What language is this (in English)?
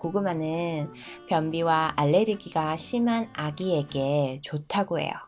Korean